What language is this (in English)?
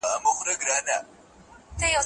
Pashto